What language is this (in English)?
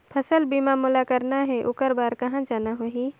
Chhattisgarhi